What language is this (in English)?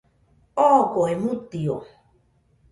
Nüpode Huitoto